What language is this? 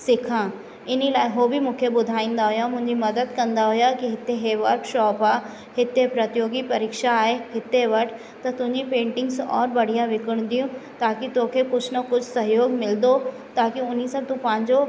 Sindhi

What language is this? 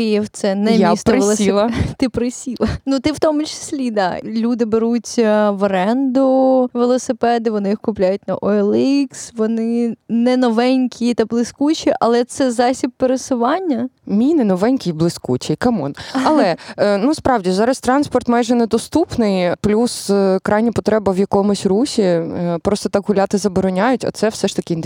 Ukrainian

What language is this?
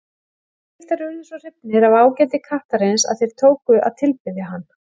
Icelandic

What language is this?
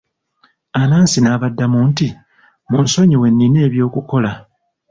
Ganda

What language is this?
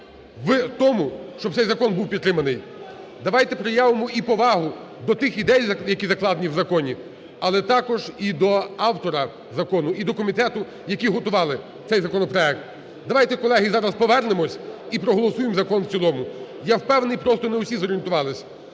Ukrainian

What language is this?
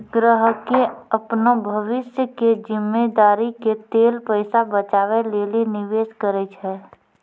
Maithili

